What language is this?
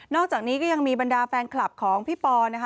Thai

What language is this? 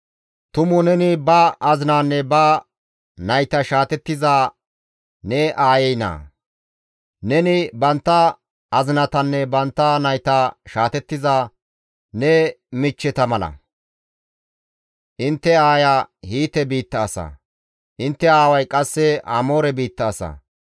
Gamo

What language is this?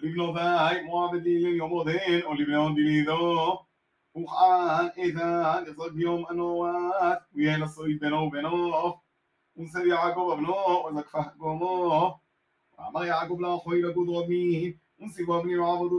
Hebrew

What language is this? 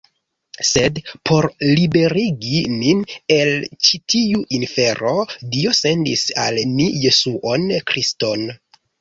Esperanto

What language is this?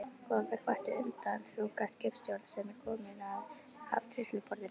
Icelandic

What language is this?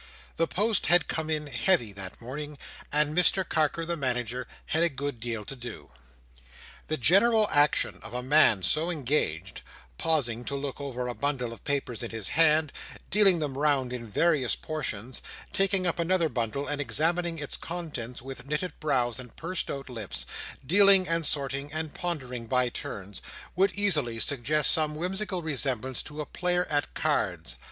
English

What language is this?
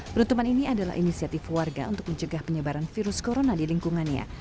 Indonesian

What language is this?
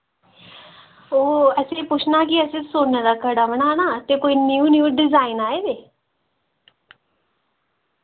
Dogri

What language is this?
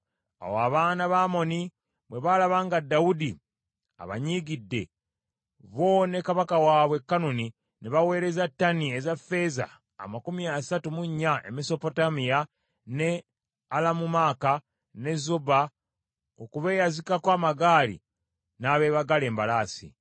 Ganda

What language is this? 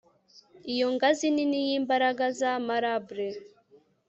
Kinyarwanda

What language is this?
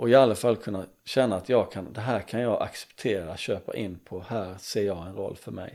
Swedish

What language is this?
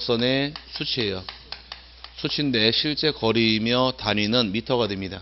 Korean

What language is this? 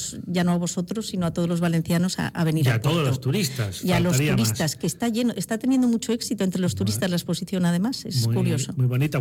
Spanish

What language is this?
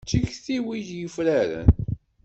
Kabyle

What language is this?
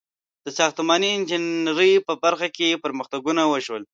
Pashto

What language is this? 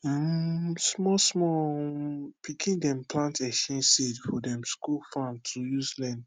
Nigerian Pidgin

